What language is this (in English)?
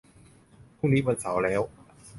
Thai